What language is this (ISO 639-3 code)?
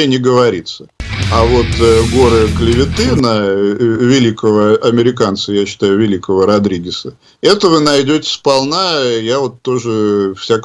rus